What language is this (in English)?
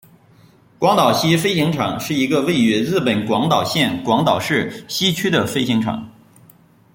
Chinese